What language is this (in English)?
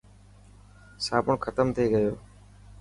Dhatki